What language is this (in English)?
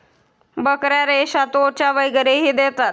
Marathi